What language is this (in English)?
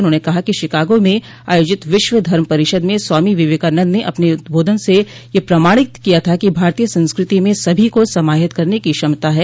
Hindi